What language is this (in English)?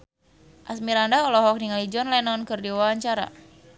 Sundanese